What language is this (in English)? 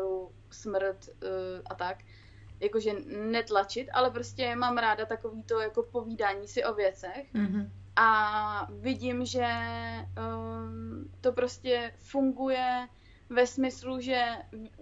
Czech